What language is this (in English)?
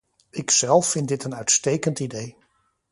Dutch